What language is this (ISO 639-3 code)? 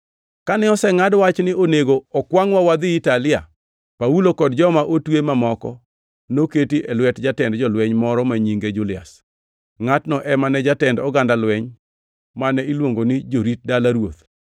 luo